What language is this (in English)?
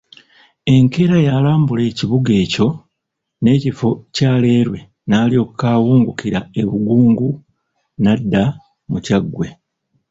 Ganda